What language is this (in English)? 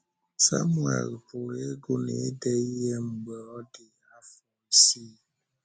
Igbo